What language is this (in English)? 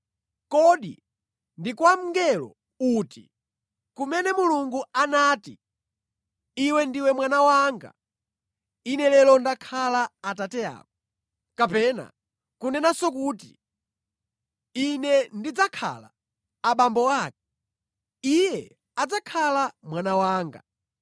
Nyanja